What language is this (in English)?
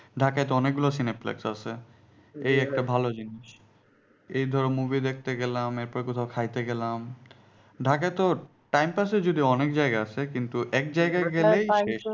Bangla